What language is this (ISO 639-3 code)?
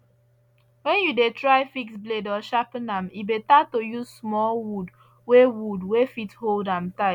pcm